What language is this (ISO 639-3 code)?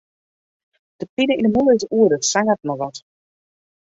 fry